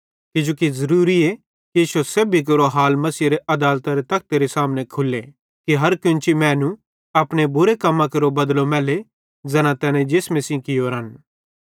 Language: Bhadrawahi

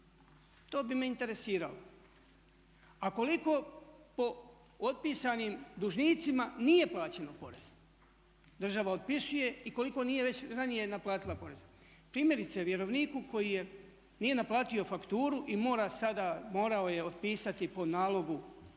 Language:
Croatian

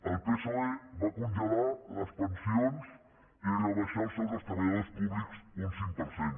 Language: Catalan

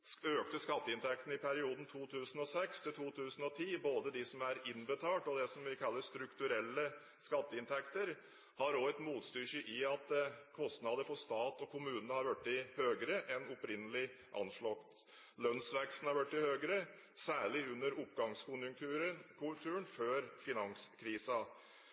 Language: Norwegian Bokmål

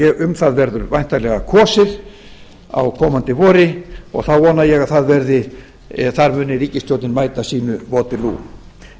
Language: Icelandic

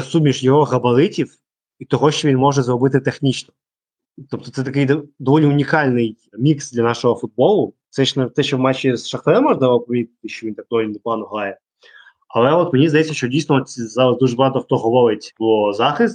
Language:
Ukrainian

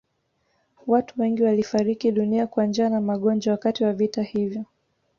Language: Swahili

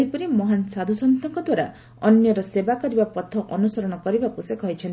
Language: Odia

